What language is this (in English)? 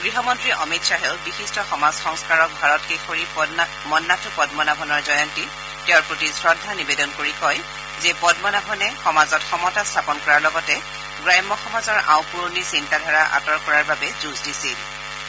Assamese